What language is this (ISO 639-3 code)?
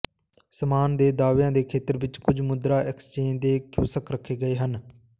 pan